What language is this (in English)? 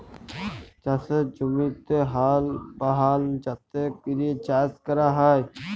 Bangla